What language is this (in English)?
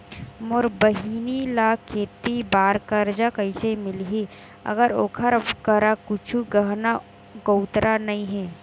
Chhattisgarhi